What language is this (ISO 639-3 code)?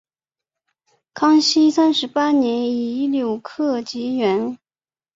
zho